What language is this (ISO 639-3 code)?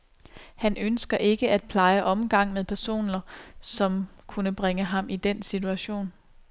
dan